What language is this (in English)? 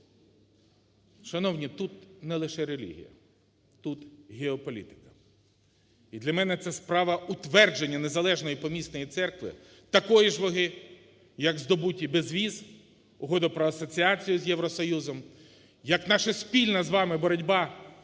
Ukrainian